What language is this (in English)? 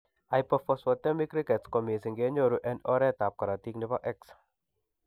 Kalenjin